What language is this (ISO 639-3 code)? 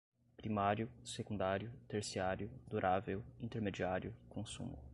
por